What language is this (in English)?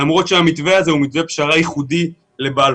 Hebrew